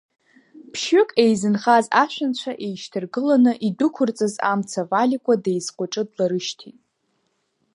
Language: Abkhazian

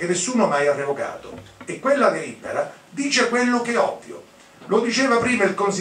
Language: Italian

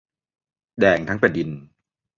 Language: Thai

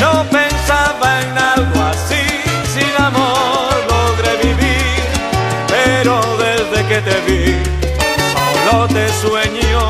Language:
Spanish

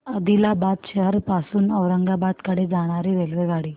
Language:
Marathi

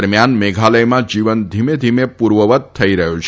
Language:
Gujarati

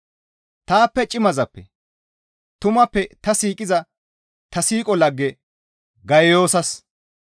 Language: Gamo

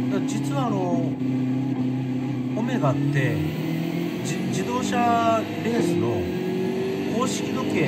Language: Japanese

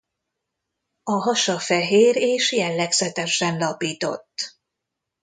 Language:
Hungarian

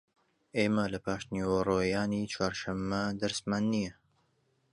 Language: Central Kurdish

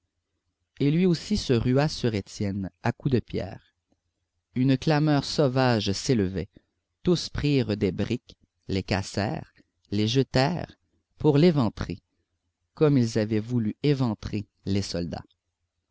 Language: French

